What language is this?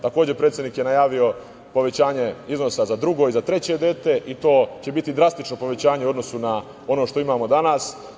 Serbian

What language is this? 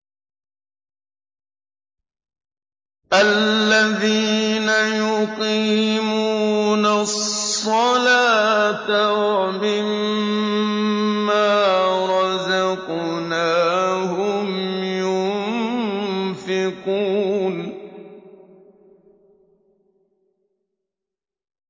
Arabic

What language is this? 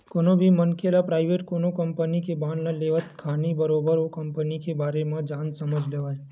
Chhattisgarhi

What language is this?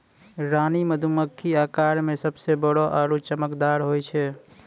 Maithili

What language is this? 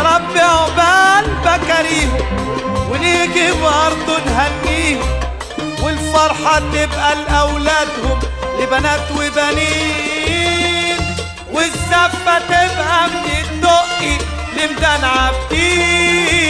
Arabic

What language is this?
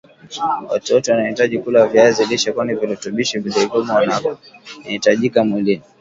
Swahili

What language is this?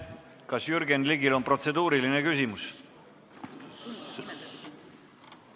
Estonian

